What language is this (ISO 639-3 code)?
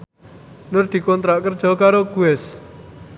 jav